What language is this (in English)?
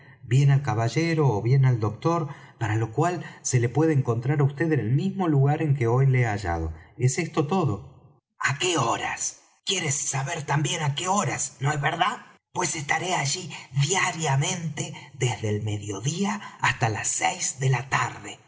Spanish